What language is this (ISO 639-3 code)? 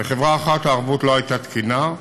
heb